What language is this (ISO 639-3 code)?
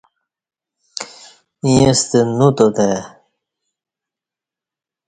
bsh